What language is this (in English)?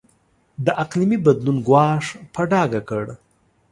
Pashto